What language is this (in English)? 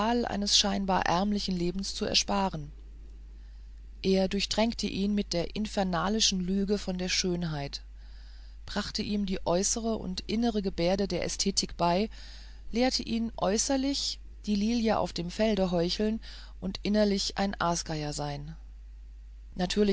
German